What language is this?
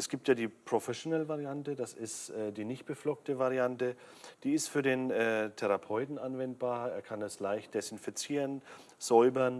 German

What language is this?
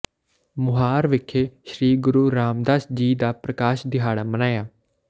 Punjabi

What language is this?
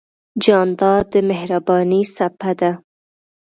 Pashto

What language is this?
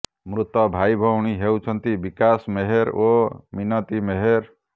Odia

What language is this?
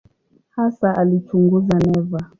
Swahili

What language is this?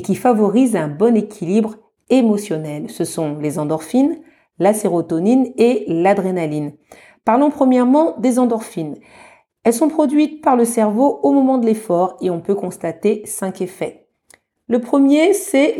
French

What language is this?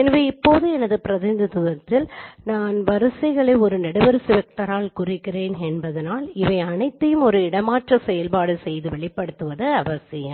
Tamil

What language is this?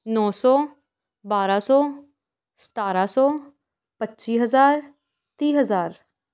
Punjabi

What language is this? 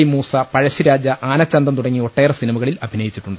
Malayalam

